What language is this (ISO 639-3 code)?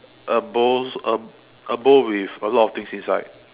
eng